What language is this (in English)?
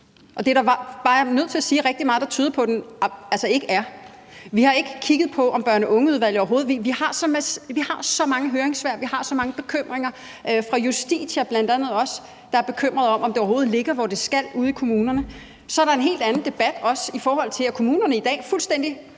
Danish